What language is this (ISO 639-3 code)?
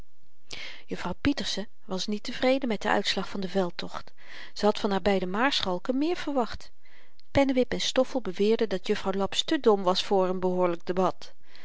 nld